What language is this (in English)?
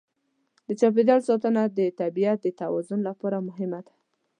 Pashto